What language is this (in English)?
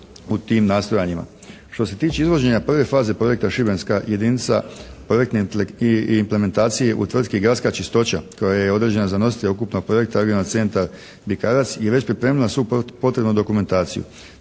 Croatian